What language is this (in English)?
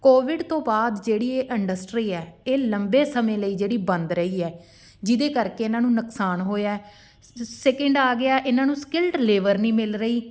Punjabi